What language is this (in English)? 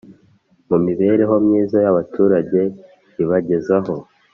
Kinyarwanda